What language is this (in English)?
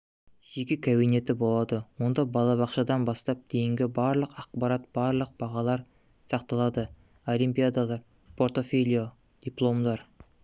Kazakh